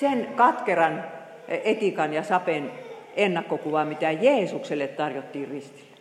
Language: Finnish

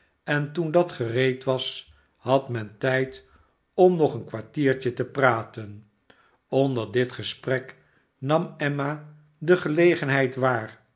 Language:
Dutch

